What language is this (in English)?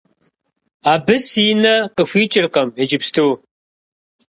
Kabardian